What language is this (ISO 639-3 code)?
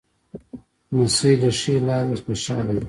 pus